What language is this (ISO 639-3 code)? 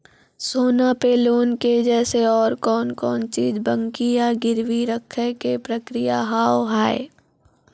mai